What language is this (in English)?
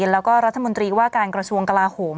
Thai